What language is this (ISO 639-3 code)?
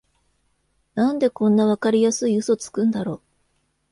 jpn